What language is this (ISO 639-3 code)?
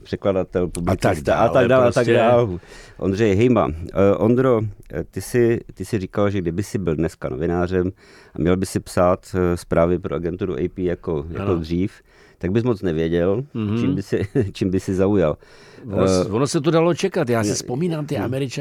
ces